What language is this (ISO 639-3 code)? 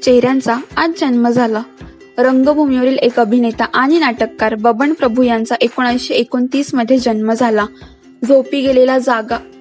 mar